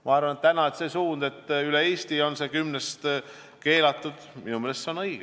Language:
Estonian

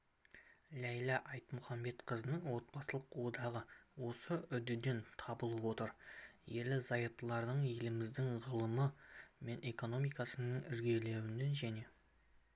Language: Kazakh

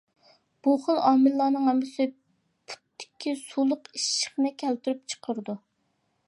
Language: Uyghur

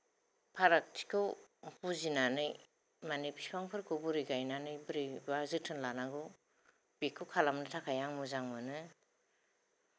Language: Bodo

